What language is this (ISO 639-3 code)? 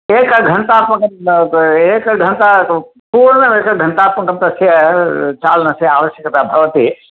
san